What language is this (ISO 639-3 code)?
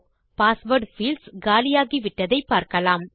tam